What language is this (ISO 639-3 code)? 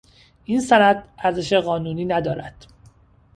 fas